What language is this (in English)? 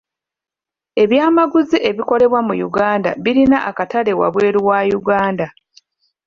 Ganda